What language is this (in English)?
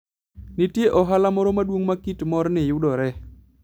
Luo (Kenya and Tanzania)